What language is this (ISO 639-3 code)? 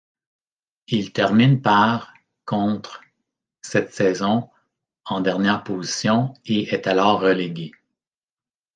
fra